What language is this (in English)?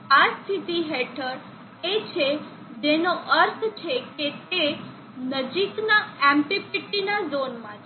Gujarati